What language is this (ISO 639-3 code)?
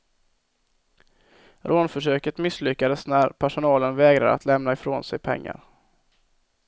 swe